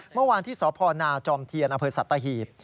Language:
Thai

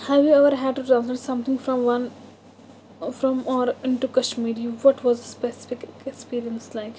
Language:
Kashmiri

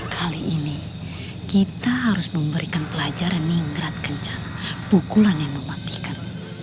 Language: Indonesian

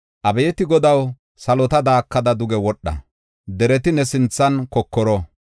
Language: Gofa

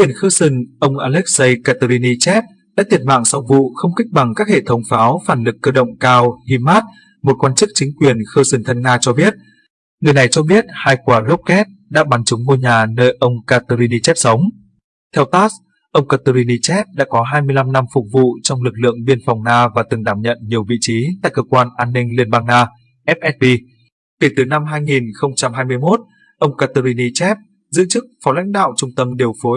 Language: Vietnamese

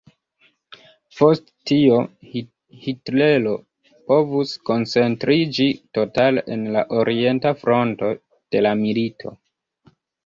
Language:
Esperanto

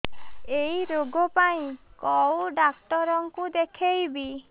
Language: Odia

